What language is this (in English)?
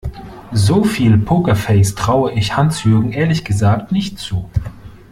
German